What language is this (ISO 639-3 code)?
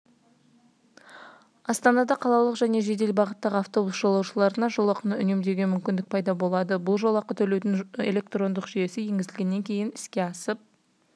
kaz